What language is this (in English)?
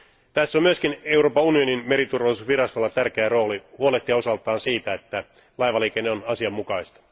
Finnish